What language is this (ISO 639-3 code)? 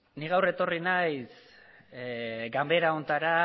eus